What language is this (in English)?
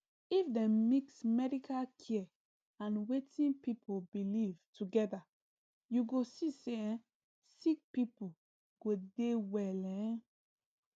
Nigerian Pidgin